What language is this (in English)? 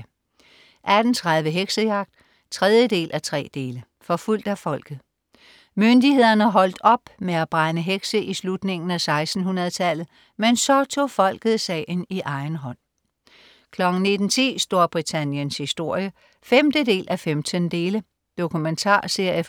Danish